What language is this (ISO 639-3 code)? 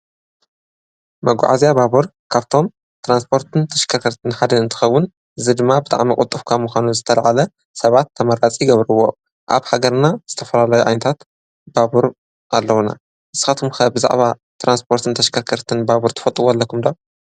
tir